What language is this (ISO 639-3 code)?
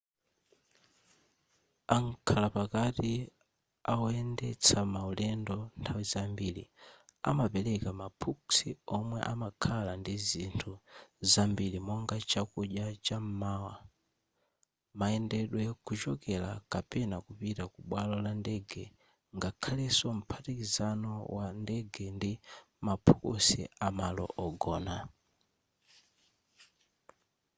nya